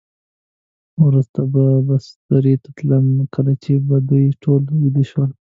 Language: Pashto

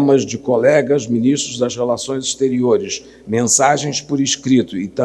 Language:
Portuguese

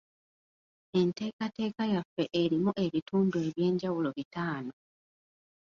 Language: Ganda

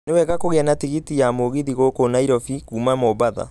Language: Kikuyu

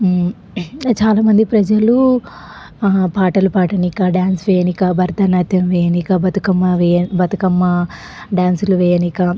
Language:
Telugu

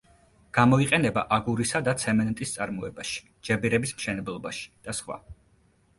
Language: Georgian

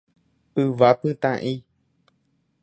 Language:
Guarani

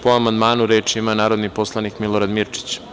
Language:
Serbian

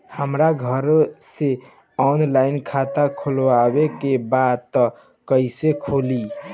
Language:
Bhojpuri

